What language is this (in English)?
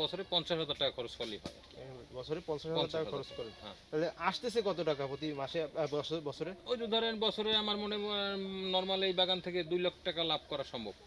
Bangla